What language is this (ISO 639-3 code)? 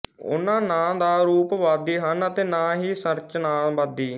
pan